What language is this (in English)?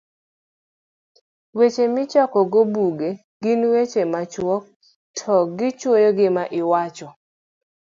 Luo (Kenya and Tanzania)